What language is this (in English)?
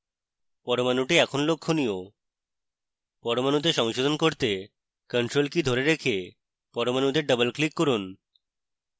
Bangla